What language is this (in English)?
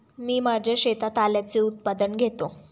Marathi